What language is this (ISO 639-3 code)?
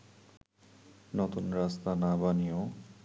ben